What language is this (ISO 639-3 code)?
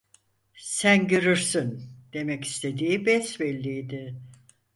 tur